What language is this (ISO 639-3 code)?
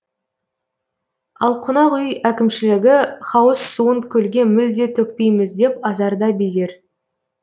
kaz